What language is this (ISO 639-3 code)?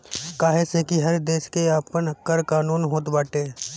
bho